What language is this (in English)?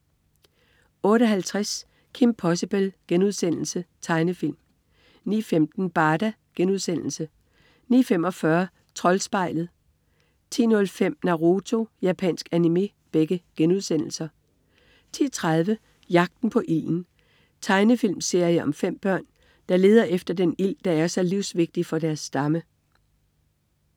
Danish